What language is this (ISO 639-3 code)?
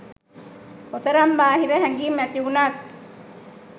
sin